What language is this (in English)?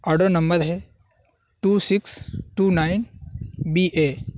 Urdu